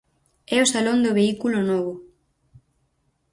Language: Galician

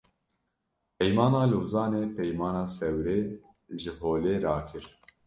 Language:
Kurdish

